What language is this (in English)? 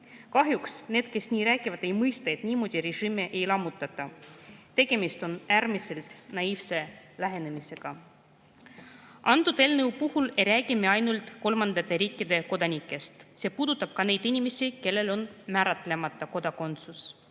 Estonian